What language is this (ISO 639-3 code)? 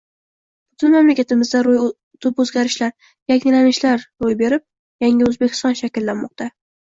uzb